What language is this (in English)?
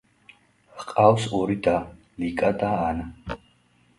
Georgian